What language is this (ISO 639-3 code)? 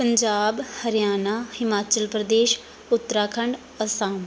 pan